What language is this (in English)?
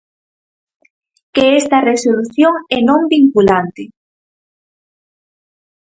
Galician